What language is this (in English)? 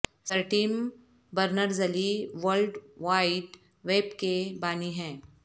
Urdu